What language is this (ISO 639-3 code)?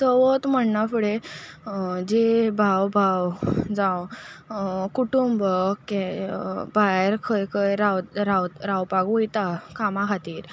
kok